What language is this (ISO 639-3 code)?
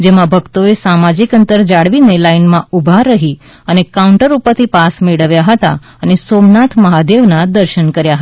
guj